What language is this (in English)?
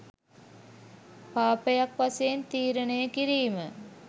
Sinhala